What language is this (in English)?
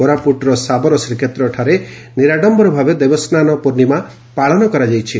Odia